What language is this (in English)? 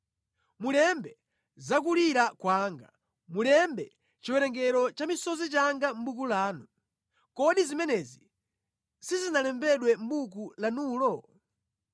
Nyanja